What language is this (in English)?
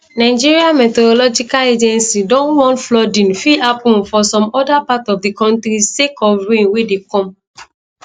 Nigerian Pidgin